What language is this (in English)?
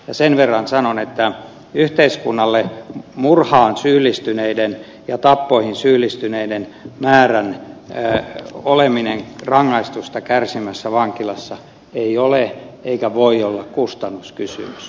Finnish